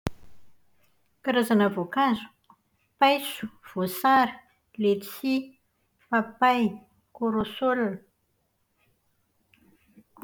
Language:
Malagasy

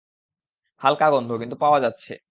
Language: Bangla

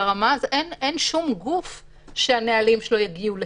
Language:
Hebrew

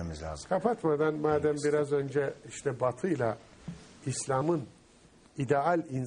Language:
Turkish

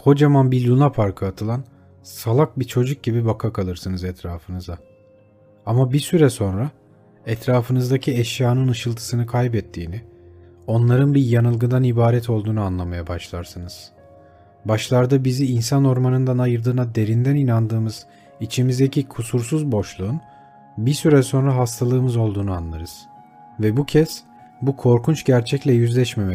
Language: Turkish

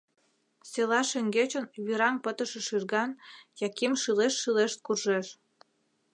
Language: Mari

